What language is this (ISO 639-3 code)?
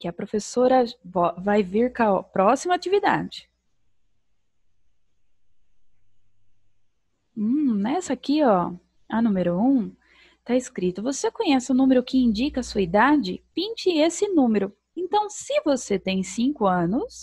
por